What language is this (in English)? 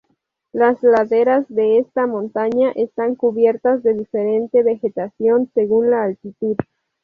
Spanish